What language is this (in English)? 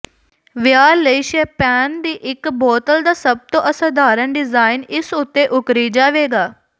Punjabi